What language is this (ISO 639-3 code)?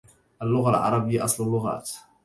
ara